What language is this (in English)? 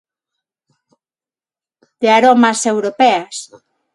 Galician